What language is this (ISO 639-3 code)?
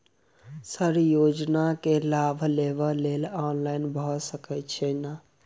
mai